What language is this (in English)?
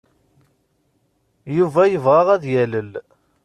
Kabyle